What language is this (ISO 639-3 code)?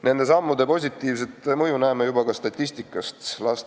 est